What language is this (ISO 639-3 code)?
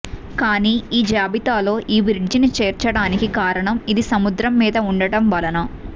tel